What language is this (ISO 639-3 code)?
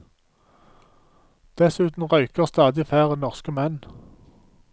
nor